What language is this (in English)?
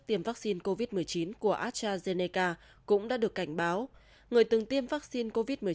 Vietnamese